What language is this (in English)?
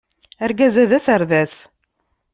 Kabyle